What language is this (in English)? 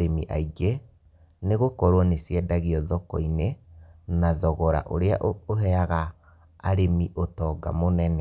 Kikuyu